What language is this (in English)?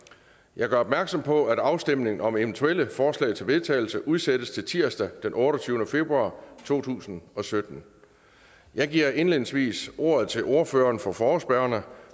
Danish